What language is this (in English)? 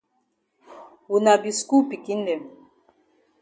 Cameroon Pidgin